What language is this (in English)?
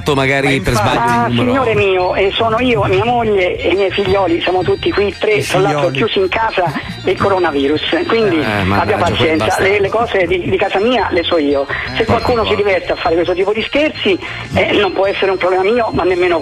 Italian